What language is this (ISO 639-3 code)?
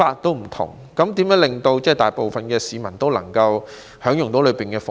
yue